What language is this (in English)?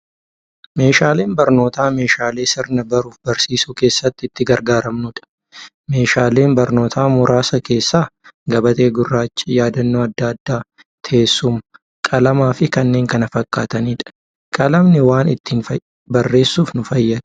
Oromo